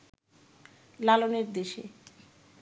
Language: Bangla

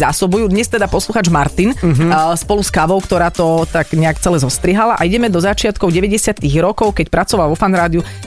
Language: Slovak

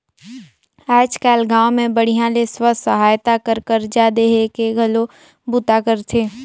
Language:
Chhattisgarhi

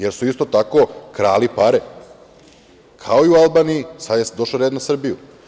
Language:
Serbian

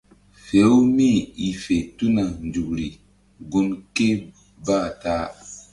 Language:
Mbum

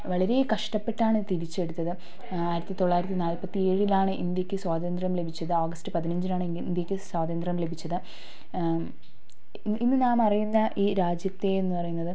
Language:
Malayalam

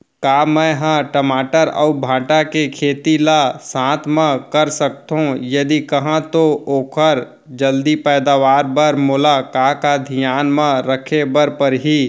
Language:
Chhattisgarhi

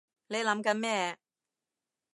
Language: Cantonese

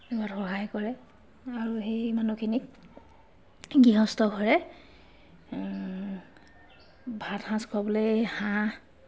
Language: Assamese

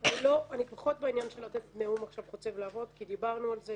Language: Hebrew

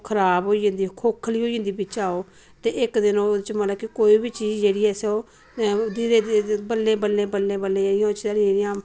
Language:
Dogri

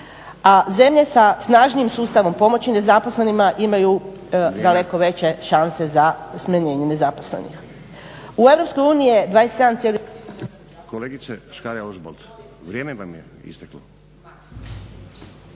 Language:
Croatian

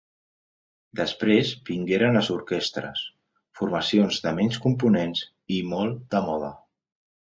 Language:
Catalan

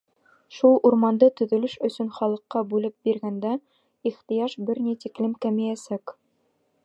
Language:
Bashkir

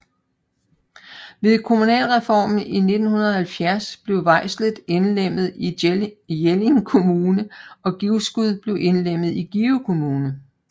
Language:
Danish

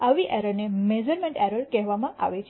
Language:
Gujarati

